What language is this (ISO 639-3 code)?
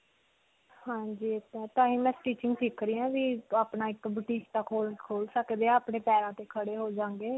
pan